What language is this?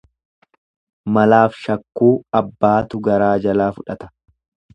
Oromo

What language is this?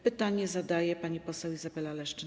Polish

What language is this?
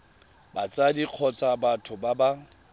Tswana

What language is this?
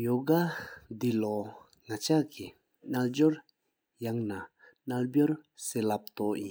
Sikkimese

